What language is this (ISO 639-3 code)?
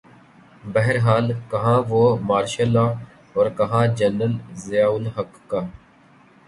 urd